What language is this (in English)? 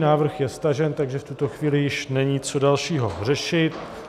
Czech